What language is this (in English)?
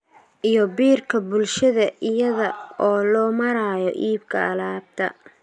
Somali